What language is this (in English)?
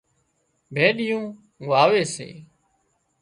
Wadiyara Koli